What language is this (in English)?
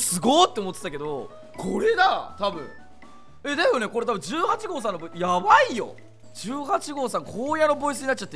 Japanese